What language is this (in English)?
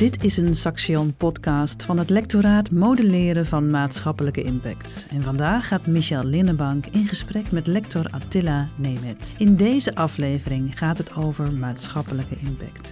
Dutch